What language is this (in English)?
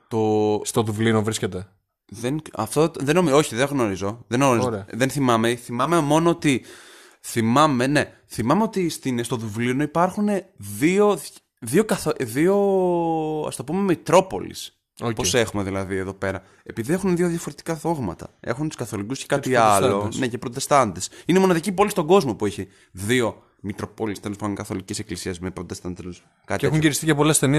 Greek